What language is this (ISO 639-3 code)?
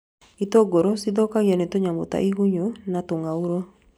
kik